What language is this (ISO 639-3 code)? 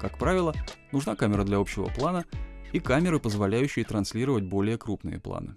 rus